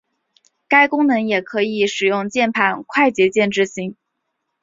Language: Chinese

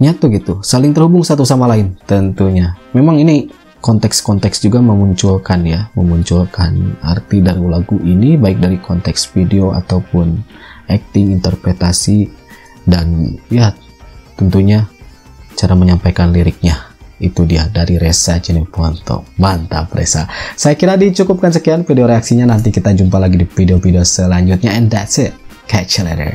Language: Indonesian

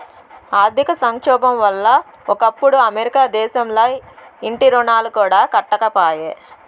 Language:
Telugu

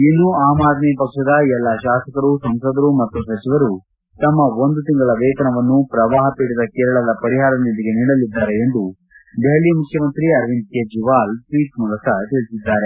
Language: Kannada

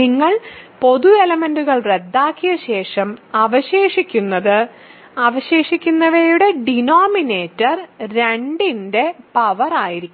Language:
Malayalam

